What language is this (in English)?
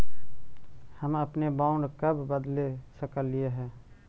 Magahi